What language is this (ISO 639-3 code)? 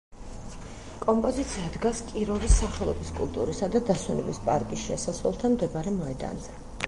kat